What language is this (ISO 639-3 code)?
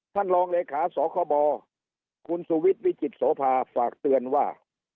tha